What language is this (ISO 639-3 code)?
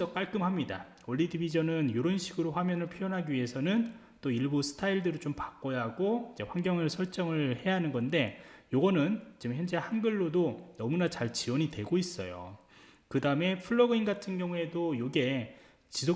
kor